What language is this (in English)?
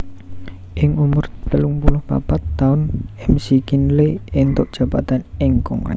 Javanese